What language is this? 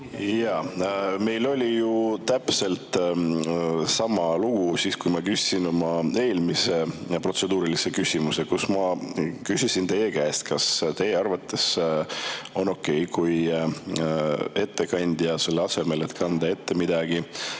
Estonian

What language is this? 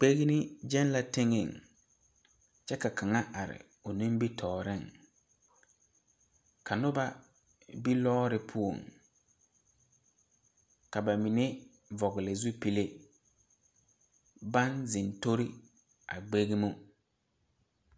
Southern Dagaare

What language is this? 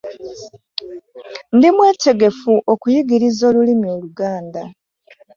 Ganda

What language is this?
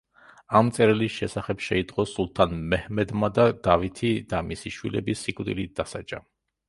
Georgian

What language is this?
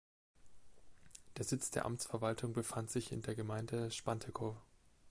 German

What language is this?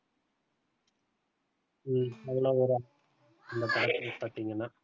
Tamil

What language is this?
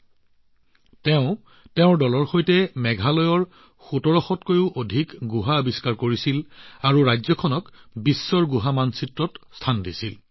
Assamese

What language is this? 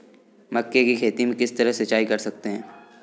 Hindi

